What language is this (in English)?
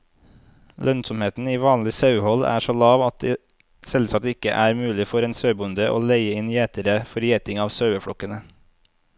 Norwegian